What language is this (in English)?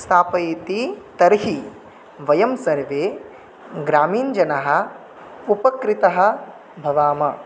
Sanskrit